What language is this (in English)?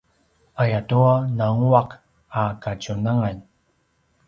Paiwan